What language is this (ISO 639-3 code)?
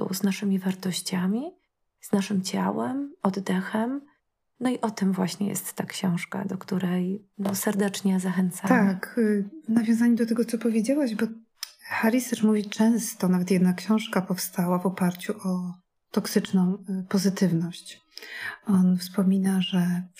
pol